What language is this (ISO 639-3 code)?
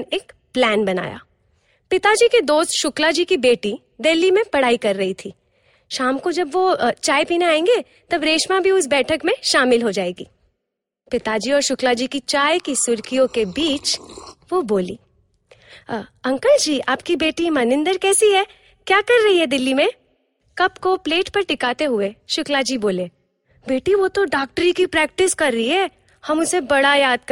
hin